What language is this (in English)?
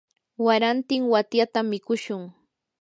Yanahuanca Pasco Quechua